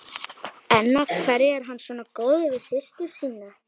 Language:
Icelandic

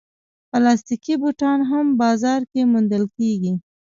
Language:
Pashto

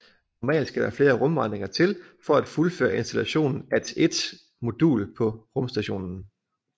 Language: Danish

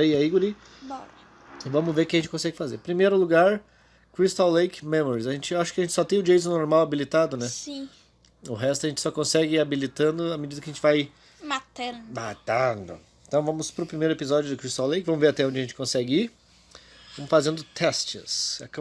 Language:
Portuguese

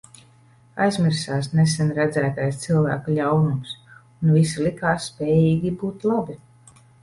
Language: Latvian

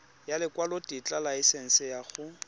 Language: Tswana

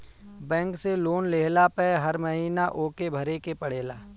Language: Bhojpuri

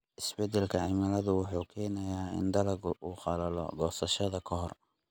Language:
Somali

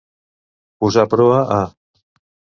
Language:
Catalan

